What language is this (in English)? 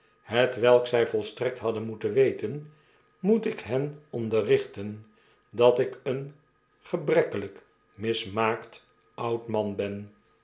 Dutch